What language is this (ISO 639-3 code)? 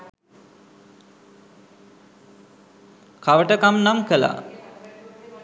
sin